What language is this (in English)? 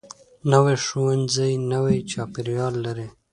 Pashto